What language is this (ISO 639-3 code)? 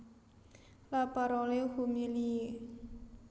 jav